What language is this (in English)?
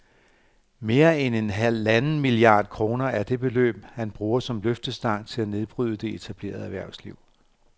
Danish